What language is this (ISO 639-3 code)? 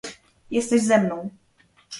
pol